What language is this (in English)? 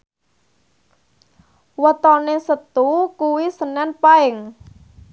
Javanese